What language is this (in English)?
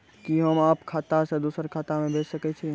Maithili